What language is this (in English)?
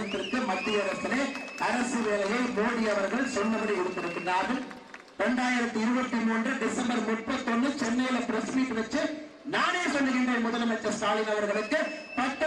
Romanian